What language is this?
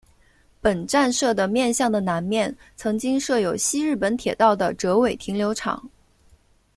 Chinese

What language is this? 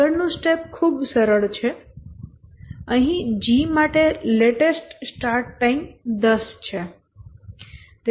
Gujarati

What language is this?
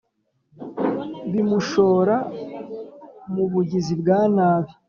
Kinyarwanda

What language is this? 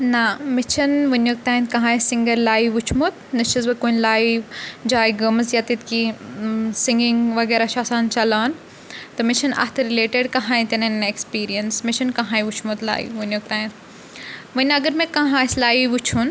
Kashmiri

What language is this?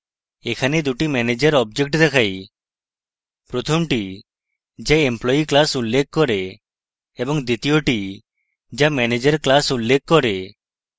Bangla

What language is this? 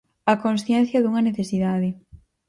Galician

